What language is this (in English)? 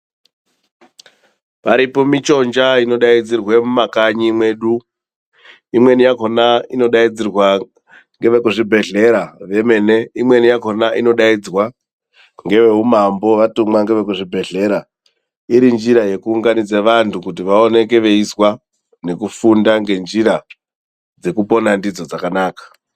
Ndau